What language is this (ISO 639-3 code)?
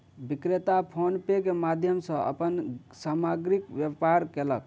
mai